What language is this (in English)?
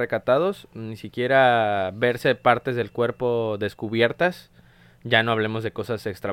Spanish